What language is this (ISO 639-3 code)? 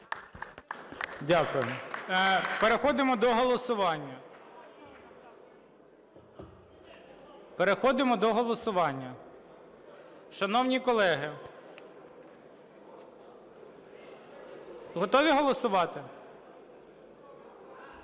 ukr